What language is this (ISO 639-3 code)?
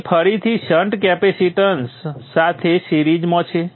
guj